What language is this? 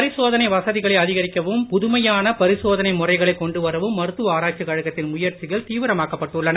Tamil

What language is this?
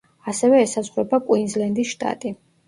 Georgian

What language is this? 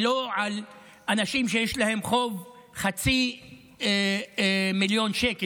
Hebrew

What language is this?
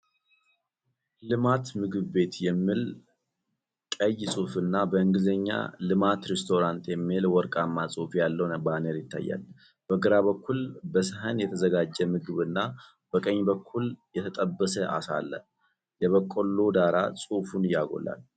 Amharic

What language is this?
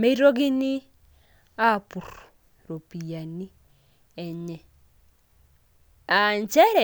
Masai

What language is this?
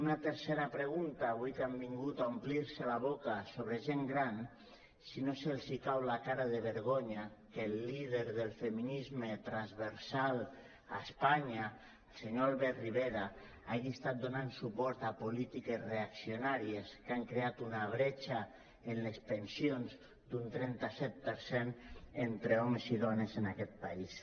Catalan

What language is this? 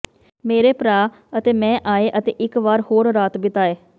Punjabi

